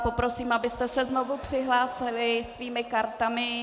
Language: Czech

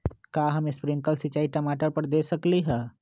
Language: Magahi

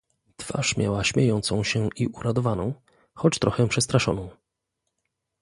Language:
Polish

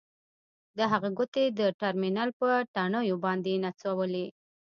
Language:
Pashto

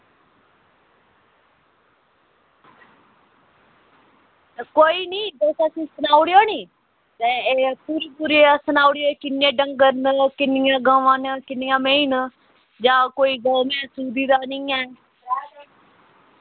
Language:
Dogri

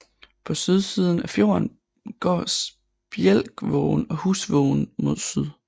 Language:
Danish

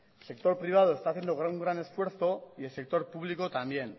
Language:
Spanish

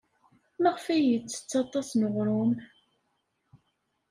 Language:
Kabyle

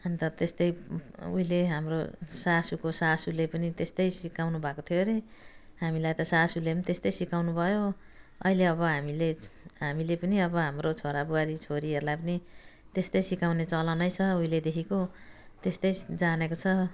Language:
Nepali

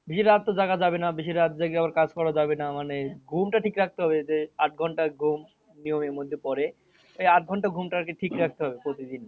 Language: Bangla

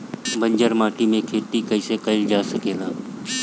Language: Bhojpuri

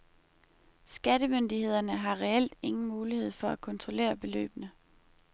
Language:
Danish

